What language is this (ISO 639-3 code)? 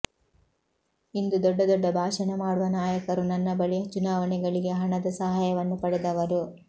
kan